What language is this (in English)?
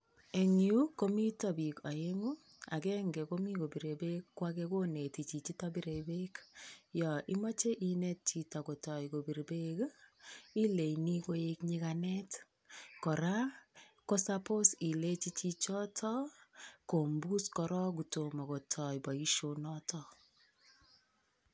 Kalenjin